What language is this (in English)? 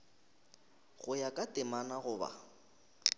Northern Sotho